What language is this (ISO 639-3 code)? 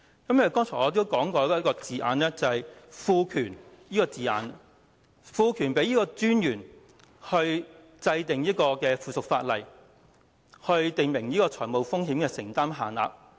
yue